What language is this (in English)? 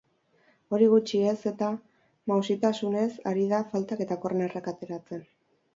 Basque